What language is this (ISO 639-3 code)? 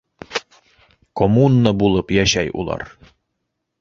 bak